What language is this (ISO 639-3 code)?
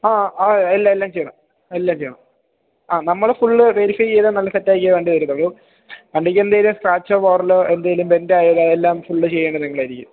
mal